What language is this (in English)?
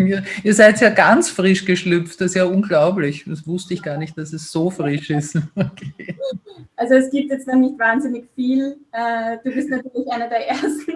German